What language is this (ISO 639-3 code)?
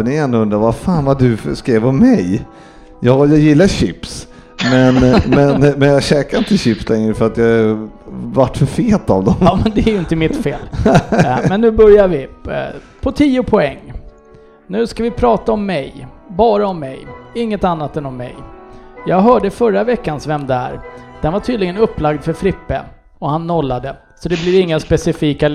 swe